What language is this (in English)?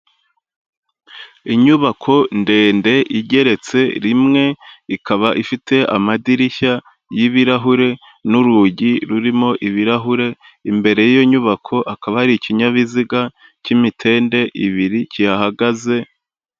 Kinyarwanda